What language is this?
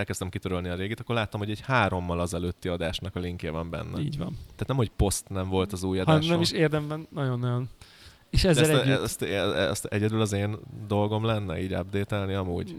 Hungarian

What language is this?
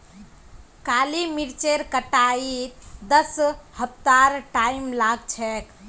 Magahi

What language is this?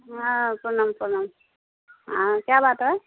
Maithili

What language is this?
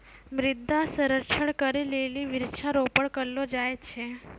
Maithili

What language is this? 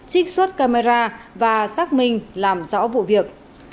Vietnamese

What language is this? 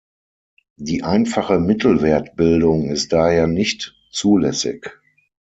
German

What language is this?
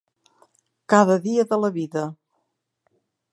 Catalan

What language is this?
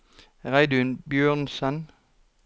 Norwegian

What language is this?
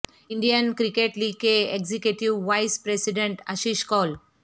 Urdu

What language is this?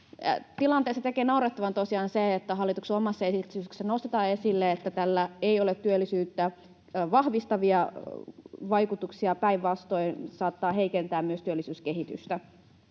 Finnish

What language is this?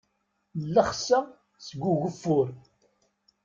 Kabyle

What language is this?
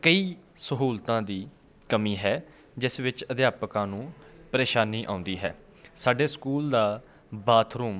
Punjabi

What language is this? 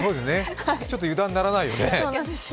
Japanese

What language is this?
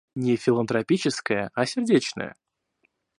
Russian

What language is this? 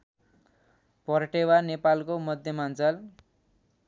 Nepali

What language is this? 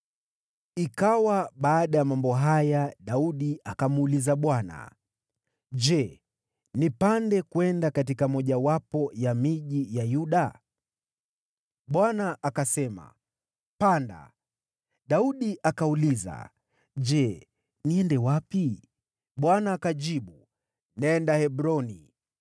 Swahili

